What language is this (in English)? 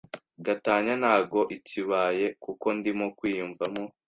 Kinyarwanda